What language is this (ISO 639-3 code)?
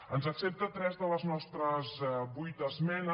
cat